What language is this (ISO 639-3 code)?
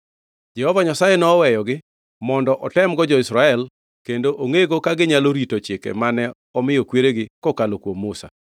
luo